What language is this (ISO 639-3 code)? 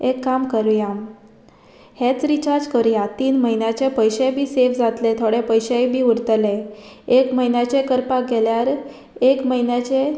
kok